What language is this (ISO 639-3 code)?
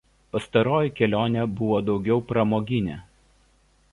lit